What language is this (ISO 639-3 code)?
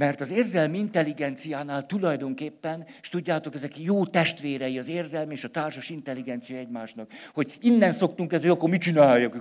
hun